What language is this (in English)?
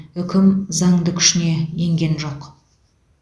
Kazakh